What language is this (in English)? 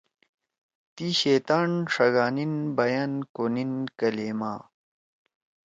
Torwali